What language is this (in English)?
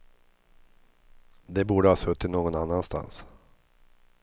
Swedish